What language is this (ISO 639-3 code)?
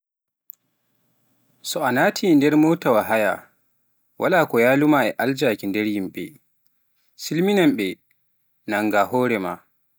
fuf